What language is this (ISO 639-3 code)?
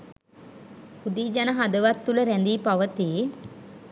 sin